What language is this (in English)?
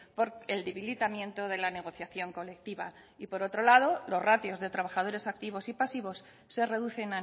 Spanish